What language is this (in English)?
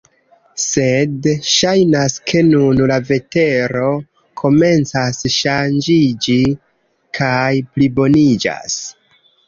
Esperanto